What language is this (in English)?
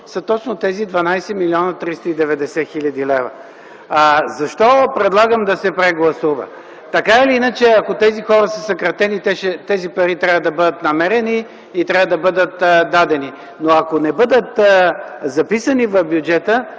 Bulgarian